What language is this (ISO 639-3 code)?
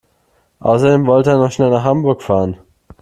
deu